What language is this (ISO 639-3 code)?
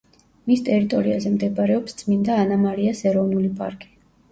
kat